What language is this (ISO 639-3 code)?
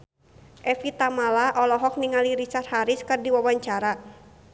sun